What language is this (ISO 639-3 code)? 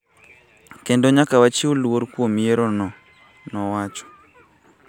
luo